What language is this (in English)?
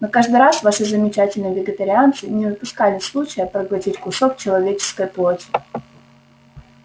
Russian